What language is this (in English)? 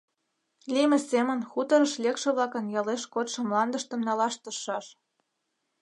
Mari